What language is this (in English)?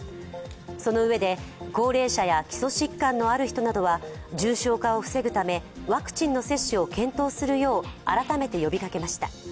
Japanese